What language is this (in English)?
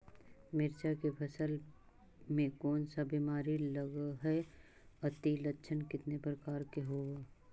Magahi